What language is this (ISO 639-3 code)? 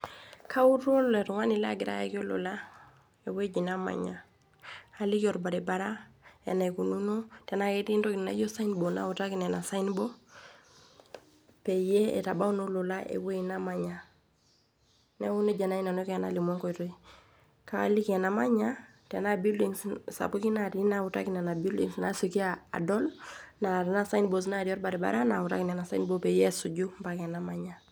mas